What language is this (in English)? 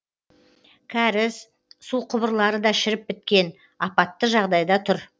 Kazakh